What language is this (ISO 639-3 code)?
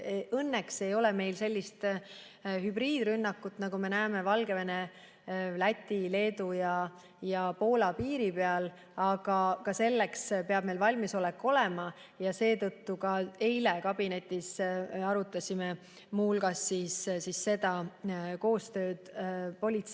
est